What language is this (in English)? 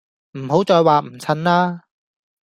Cantonese